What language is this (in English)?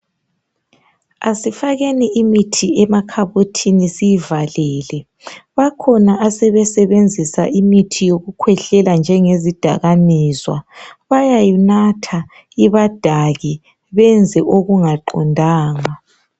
North Ndebele